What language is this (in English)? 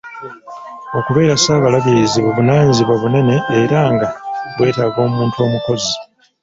Ganda